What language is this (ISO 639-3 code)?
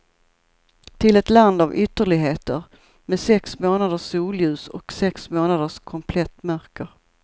swe